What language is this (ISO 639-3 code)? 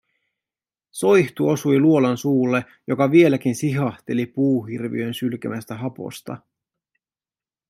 fin